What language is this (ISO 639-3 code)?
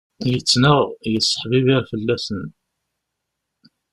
kab